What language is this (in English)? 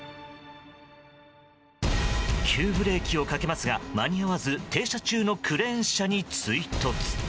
Japanese